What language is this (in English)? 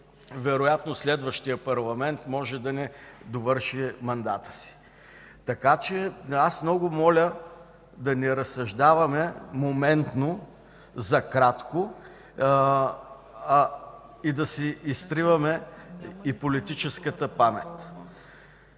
Bulgarian